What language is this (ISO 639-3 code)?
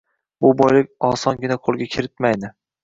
uzb